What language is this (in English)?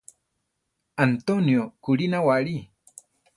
Central Tarahumara